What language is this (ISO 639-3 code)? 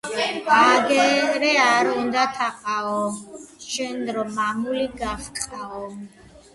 kat